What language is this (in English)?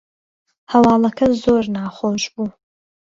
Central Kurdish